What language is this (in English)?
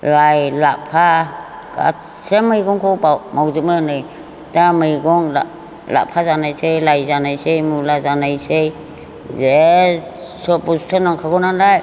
Bodo